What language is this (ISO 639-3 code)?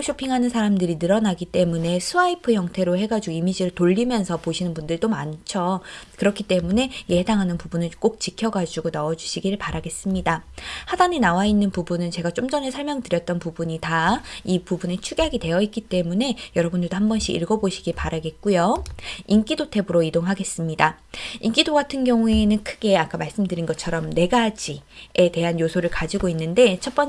kor